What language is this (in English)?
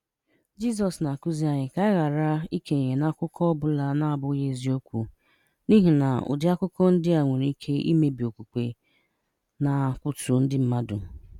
Igbo